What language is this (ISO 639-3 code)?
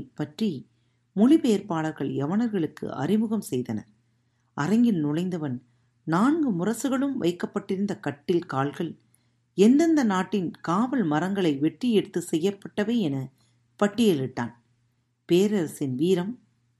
tam